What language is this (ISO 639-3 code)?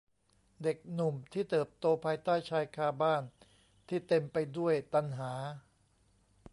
tha